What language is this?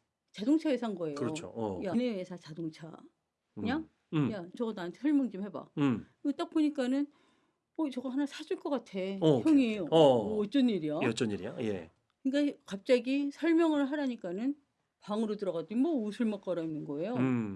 Korean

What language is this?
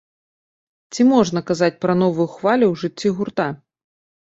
Belarusian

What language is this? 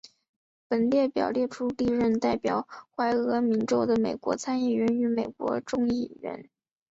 Chinese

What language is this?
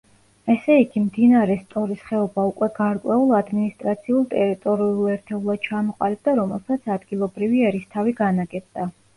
Georgian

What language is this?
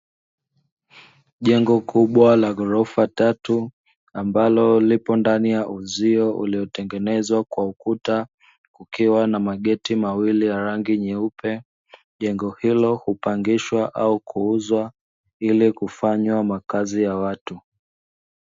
Swahili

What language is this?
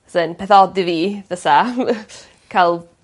Welsh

